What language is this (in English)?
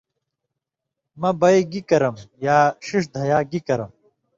Indus Kohistani